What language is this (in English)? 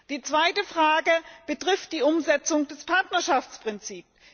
German